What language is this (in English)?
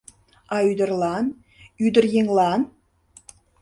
Mari